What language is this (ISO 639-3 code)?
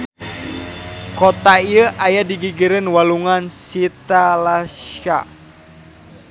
sun